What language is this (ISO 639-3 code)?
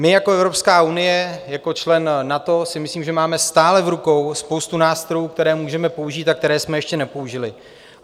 ces